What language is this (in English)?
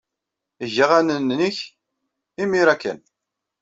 Kabyle